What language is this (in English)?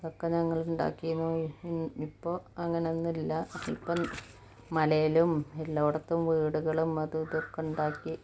Malayalam